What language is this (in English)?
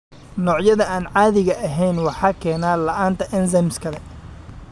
Somali